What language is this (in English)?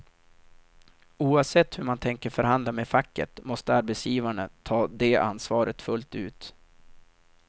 Swedish